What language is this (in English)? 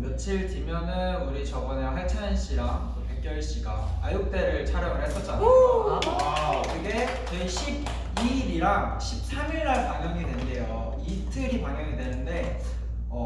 Korean